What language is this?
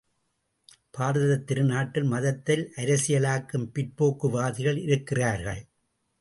Tamil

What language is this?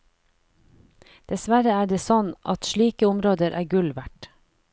Norwegian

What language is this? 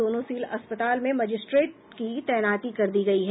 Hindi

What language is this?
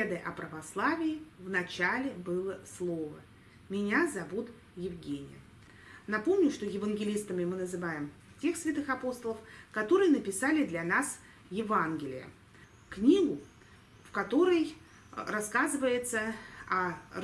Russian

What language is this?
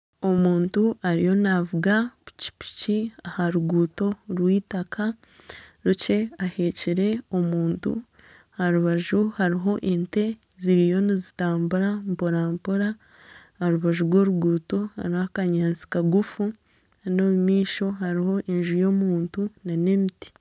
Nyankole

